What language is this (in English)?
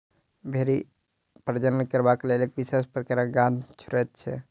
Maithili